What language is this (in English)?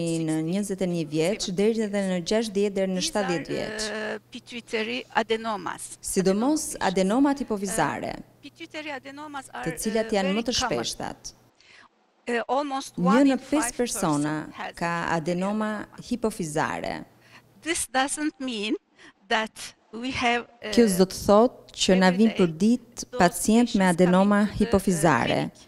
Dutch